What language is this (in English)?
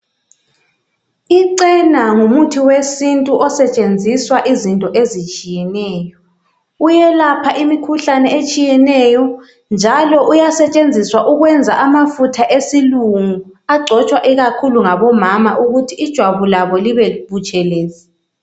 North Ndebele